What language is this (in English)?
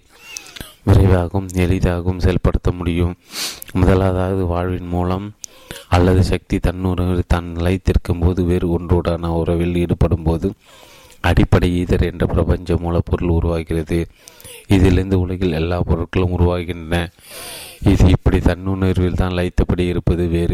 Tamil